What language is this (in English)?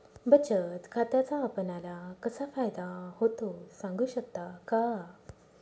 Marathi